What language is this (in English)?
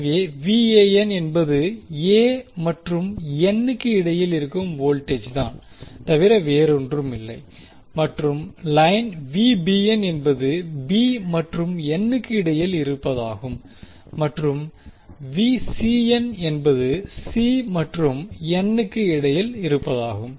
Tamil